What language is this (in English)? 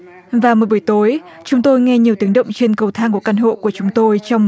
Vietnamese